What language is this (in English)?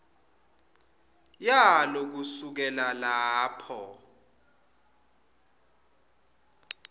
Swati